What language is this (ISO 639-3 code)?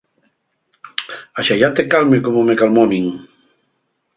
ast